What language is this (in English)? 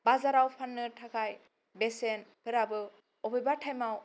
Bodo